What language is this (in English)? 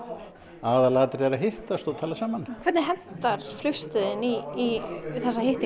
Icelandic